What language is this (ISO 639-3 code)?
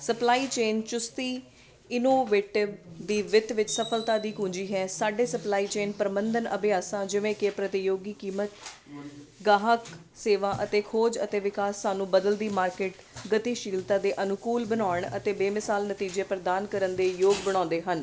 pan